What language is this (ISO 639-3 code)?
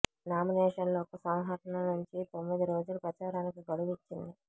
tel